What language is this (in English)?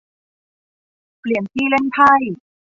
Thai